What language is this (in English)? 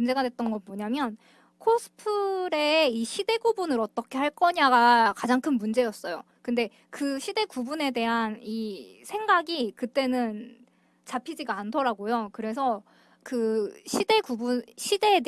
Korean